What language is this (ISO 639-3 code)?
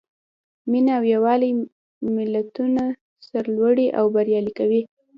pus